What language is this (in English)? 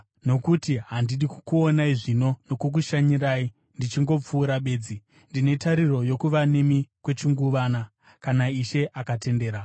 Shona